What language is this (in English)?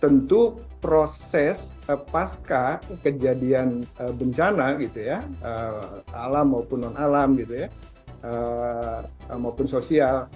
Indonesian